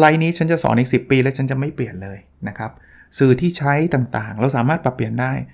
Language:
Thai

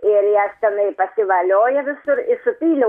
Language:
Lithuanian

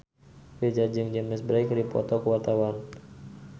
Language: Sundanese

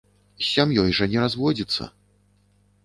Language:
Belarusian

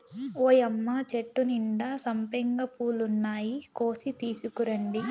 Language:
Telugu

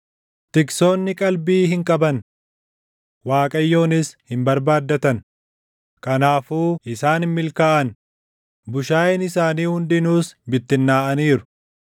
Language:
Oromo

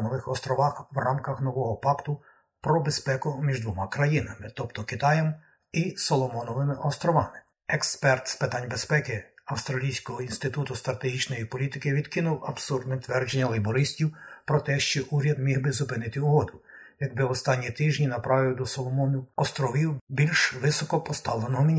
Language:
Ukrainian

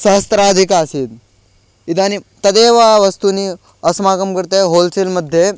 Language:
Sanskrit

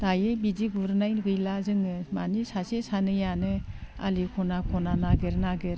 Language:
Bodo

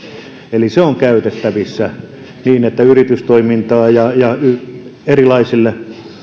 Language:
Finnish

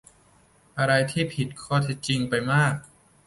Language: Thai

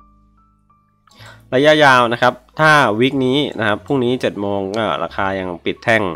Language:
Thai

